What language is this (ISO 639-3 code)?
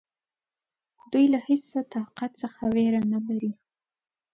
pus